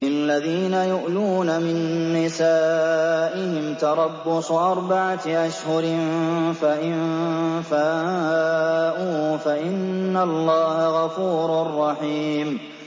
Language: Arabic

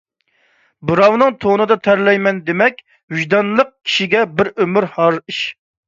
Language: Uyghur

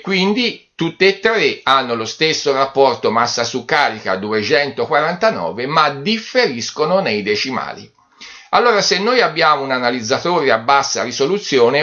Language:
Italian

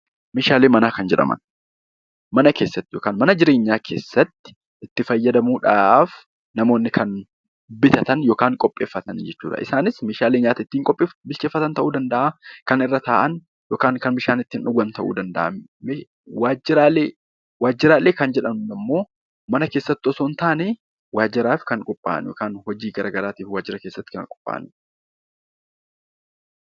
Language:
Oromo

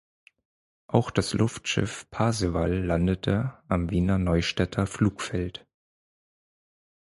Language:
German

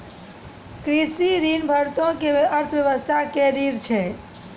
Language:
Maithili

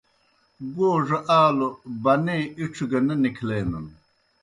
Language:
Kohistani Shina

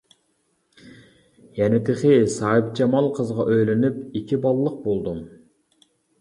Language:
Uyghur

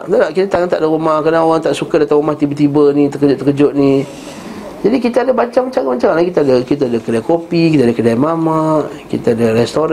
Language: Malay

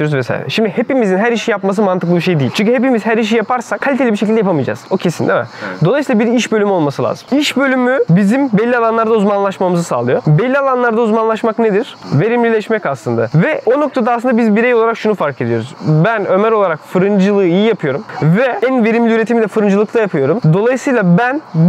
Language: Turkish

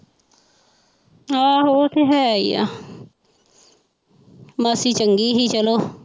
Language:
Punjabi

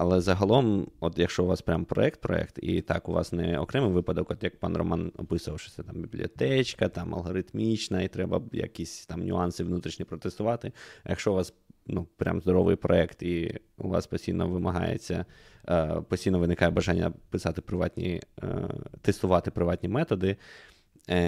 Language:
Ukrainian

